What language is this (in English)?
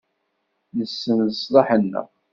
Kabyle